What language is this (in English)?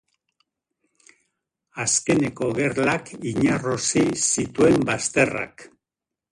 Basque